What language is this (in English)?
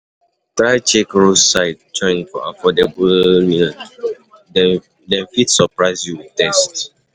Nigerian Pidgin